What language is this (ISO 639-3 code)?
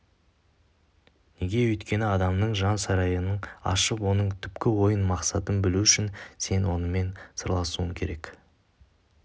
kaz